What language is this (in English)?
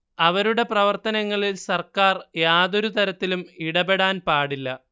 Malayalam